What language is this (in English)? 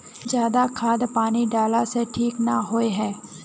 Magahi